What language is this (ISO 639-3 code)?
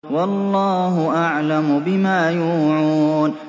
ara